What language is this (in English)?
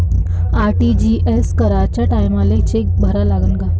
Marathi